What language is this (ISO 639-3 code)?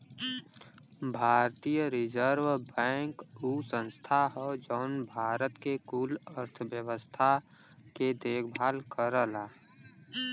bho